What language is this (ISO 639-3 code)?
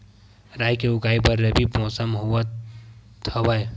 hne